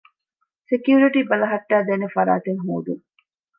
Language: Divehi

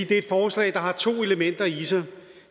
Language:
Danish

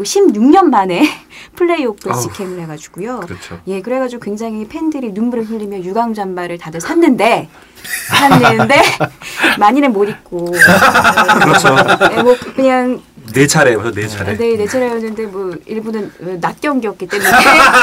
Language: Korean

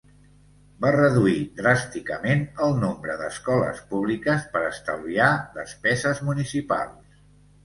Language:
Catalan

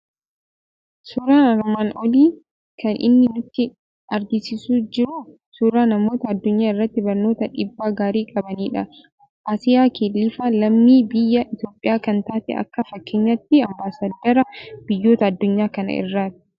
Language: Oromo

